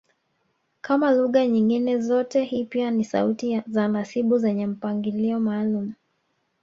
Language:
Swahili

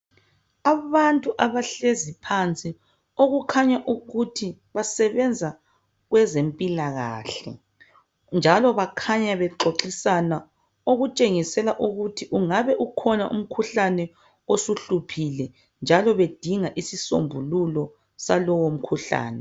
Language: North Ndebele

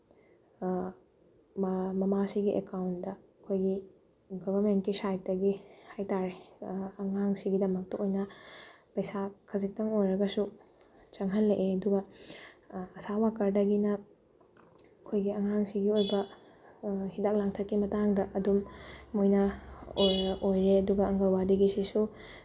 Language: Manipuri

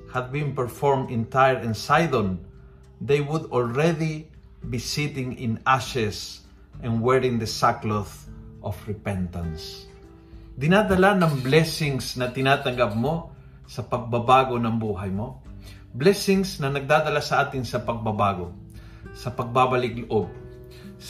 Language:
Filipino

